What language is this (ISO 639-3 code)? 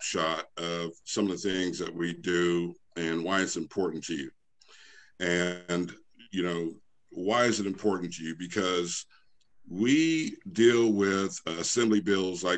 eng